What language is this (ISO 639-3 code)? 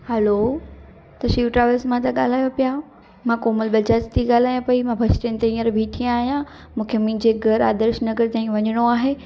snd